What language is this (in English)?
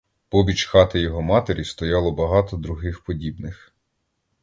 Ukrainian